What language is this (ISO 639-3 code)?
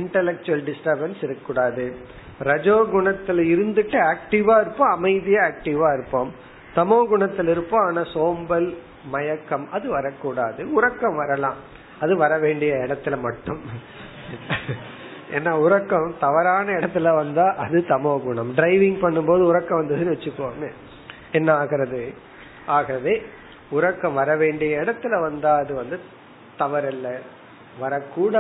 tam